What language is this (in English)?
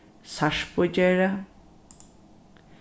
Faroese